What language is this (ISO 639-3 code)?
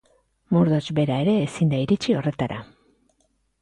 eus